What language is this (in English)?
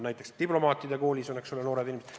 Estonian